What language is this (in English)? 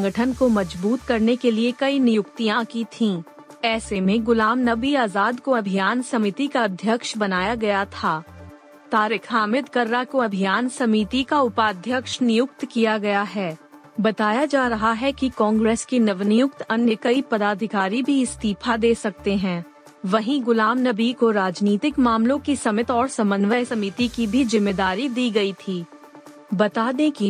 Hindi